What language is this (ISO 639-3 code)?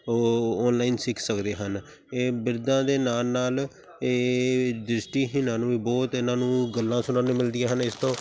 pan